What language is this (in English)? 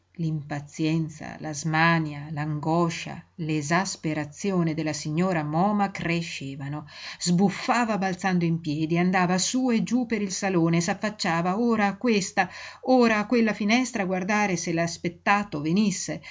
Italian